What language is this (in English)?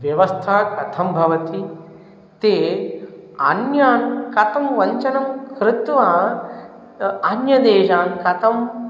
Sanskrit